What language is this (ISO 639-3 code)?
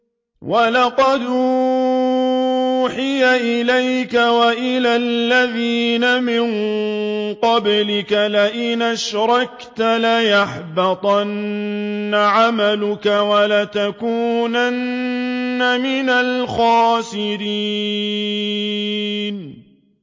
ara